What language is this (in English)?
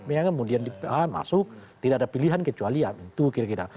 Indonesian